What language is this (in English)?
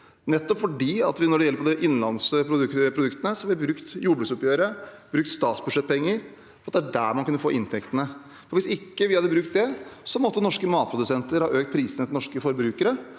Norwegian